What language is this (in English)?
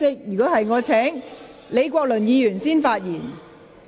Cantonese